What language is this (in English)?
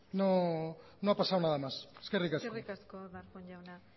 Basque